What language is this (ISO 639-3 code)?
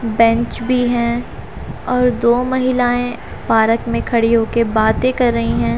hin